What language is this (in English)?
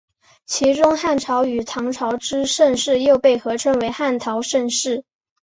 Chinese